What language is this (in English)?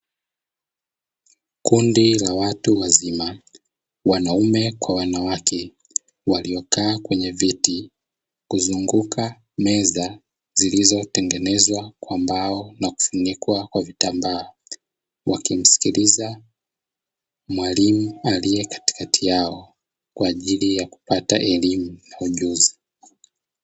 Swahili